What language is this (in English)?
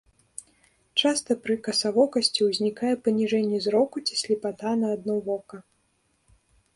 Belarusian